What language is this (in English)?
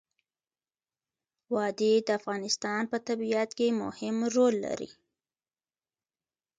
Pashto